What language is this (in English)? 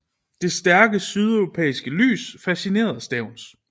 Danish